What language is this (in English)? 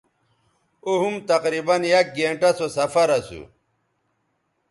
Bateri